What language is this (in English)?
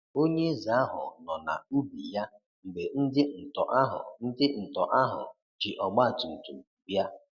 Igbo